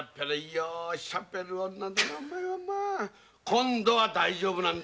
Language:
Japanese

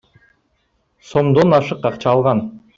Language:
Kyrgyz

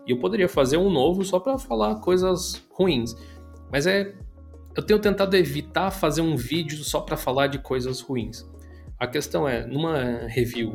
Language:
Portuguese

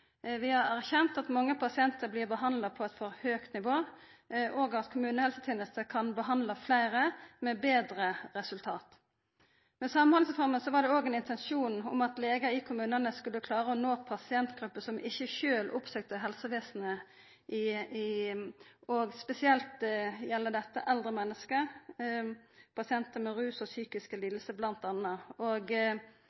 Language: Norwegian Nynorsk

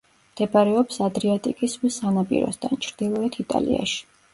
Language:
Georgian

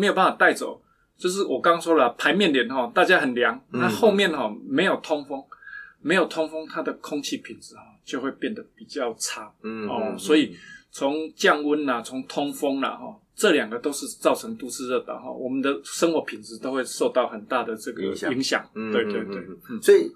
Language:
Chinese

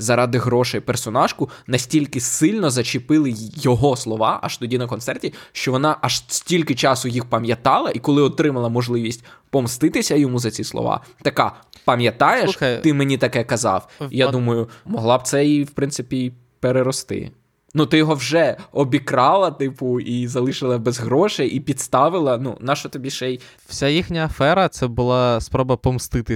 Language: Ukrainian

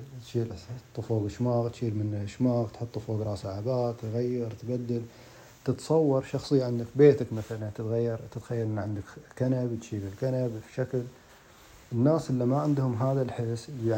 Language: Arabic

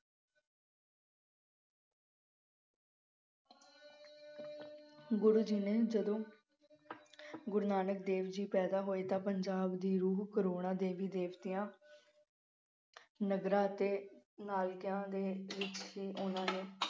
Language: Punjabi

